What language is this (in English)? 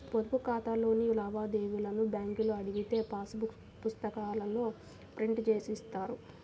Telugu